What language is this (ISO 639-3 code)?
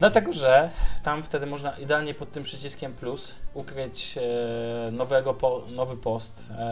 pol